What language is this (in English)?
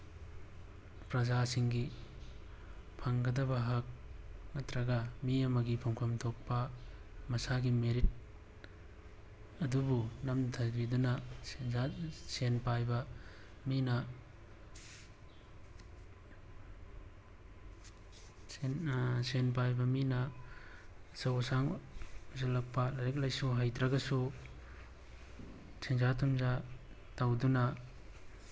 Manipuri